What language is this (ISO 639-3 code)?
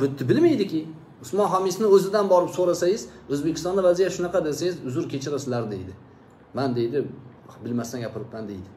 tur